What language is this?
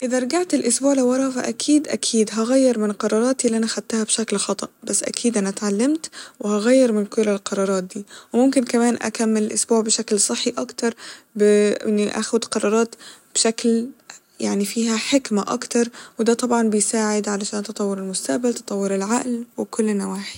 Egyptian Arabic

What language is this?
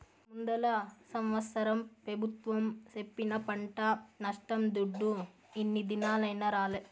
Telugu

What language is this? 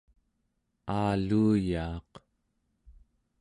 Central Yupik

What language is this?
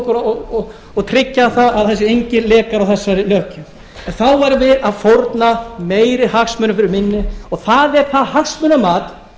Icelandic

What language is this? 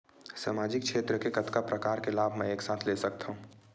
Chhattisgarhi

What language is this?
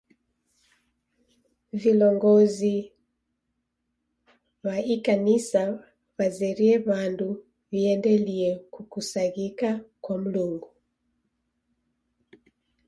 Taita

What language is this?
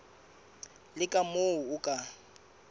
Southern Sotho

